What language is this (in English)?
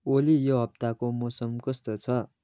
Nepali